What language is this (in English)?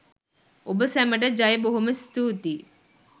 Sinhala